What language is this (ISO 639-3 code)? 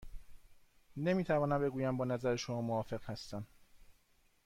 fas